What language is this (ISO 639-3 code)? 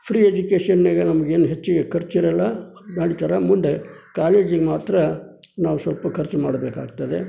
kan